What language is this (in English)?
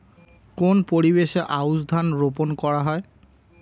Bangla